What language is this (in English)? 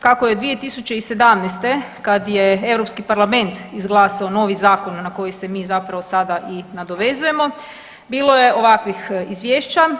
Croatian